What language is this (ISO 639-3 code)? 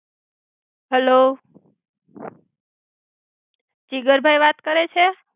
guj